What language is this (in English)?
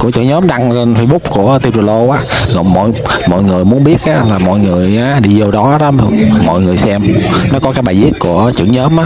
Vietnamese